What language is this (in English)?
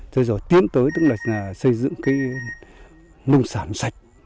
Vietnamese